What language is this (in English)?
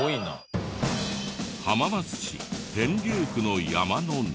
Japanese